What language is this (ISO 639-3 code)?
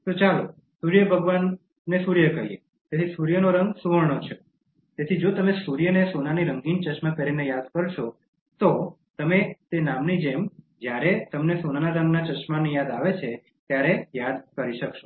guj